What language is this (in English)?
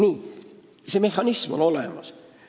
Estonian